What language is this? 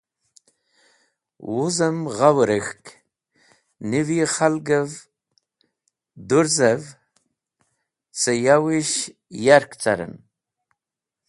Wakhi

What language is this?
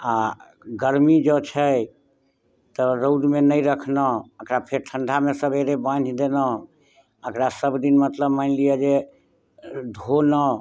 Maithili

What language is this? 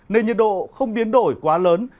Vietnamese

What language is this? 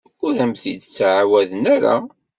Kabyle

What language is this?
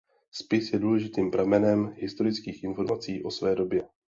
Czech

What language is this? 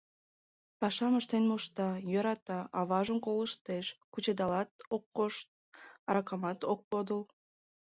Mari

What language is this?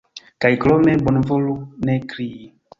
Esperanto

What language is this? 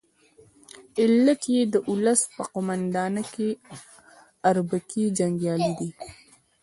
Pashto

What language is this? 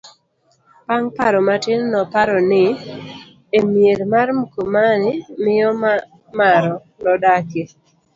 Luo (Kenya and Tanzania)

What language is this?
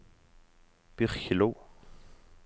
Norwegian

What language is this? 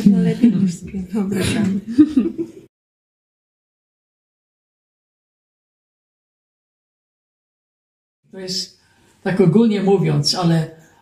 Polish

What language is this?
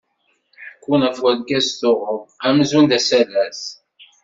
Kabyle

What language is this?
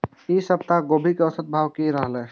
Maithili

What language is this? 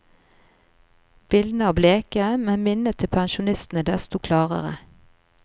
Norwegian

